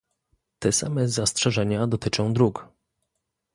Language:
Polish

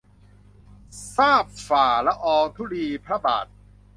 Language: Thai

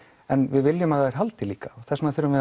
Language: Icelandic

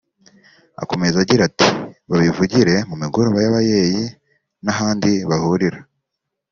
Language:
Kinyarwanda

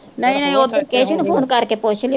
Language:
Punjabi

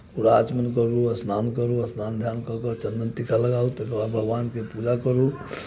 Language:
Maithili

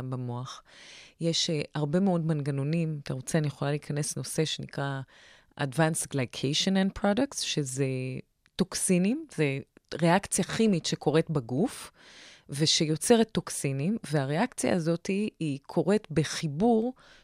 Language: Hebrew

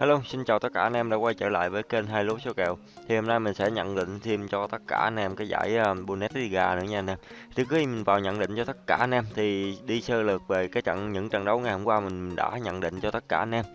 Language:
Vietnamese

